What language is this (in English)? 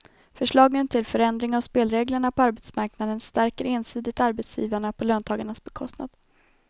Swedish